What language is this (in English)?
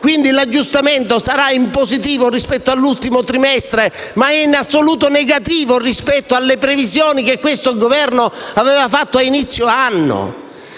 Italian